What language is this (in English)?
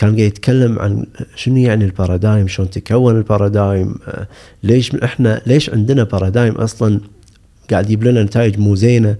Arabic